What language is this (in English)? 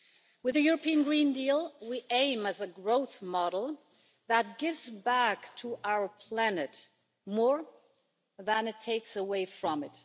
English